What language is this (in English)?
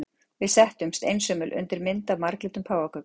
Icelandic